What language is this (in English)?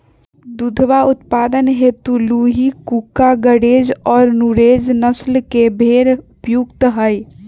Magahi